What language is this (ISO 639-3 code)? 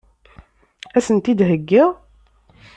kab